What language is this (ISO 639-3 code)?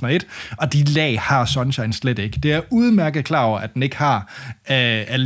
dan